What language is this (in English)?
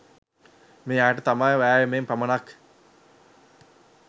Sinhala